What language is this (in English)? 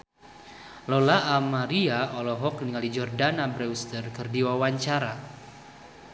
Sundanese